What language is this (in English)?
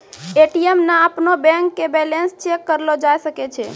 Maithili